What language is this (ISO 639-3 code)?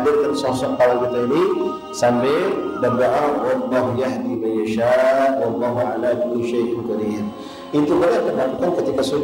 msa